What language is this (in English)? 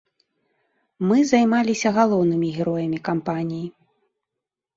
Belarusian